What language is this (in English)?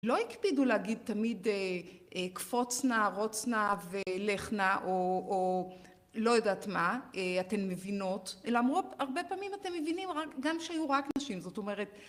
Hebrew